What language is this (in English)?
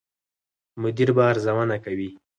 Pashto